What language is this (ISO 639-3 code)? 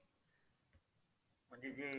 mar